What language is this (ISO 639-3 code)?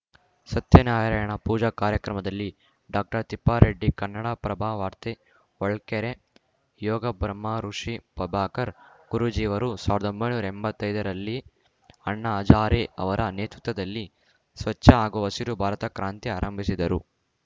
kan